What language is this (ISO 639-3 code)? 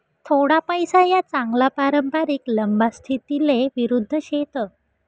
mar